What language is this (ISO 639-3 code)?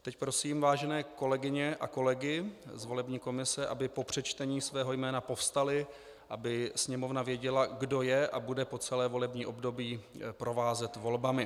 ces